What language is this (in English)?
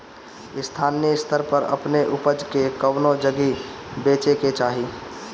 Bhojpuri